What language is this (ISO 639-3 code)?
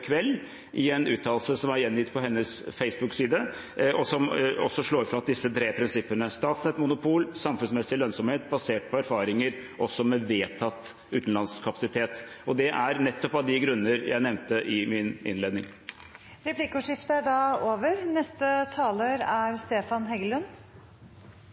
nor